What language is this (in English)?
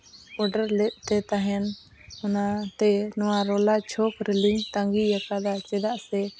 Santali